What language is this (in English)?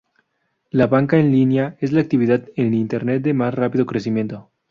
Spanish